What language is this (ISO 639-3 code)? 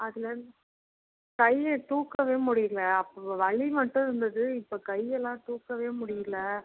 tam